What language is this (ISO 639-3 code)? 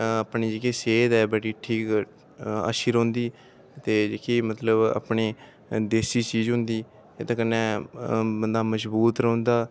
doi